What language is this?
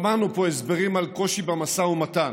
Hebrew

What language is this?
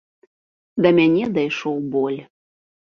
Belarusian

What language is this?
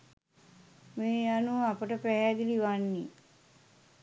Sinhala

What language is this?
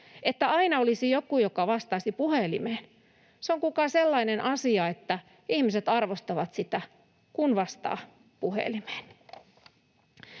Finnish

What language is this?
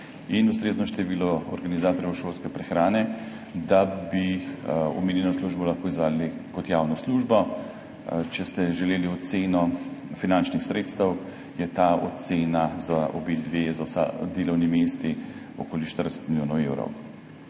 Slovenian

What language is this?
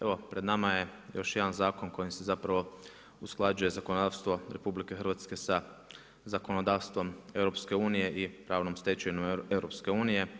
Croatian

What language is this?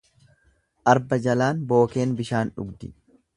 Oromo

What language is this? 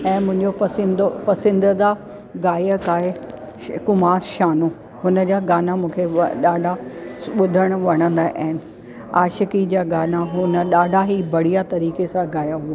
Sindhi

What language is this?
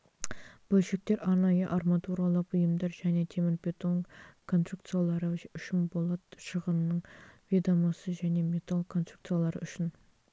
Kazakh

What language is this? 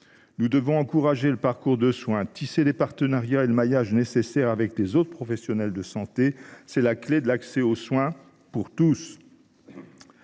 French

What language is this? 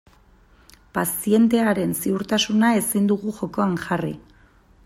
Basque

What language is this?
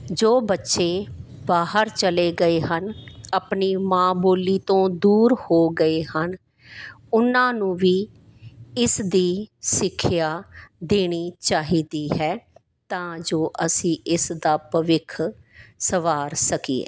Punjabi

